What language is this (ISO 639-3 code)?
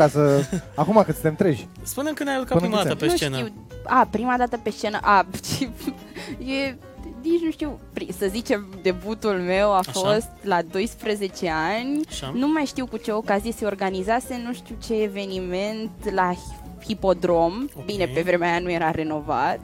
ron